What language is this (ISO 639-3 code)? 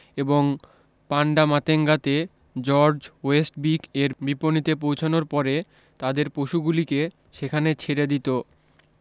ben